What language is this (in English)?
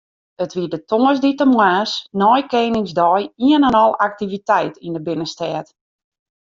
Western Frisian